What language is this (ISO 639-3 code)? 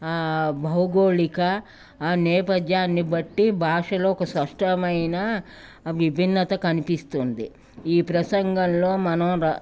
tel